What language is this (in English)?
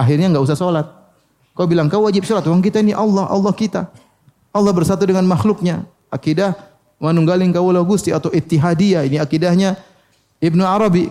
Indonesian